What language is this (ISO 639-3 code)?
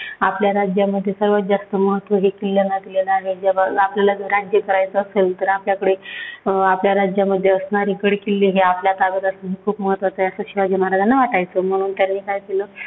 mar